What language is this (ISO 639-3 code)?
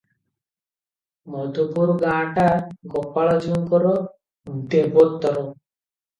ori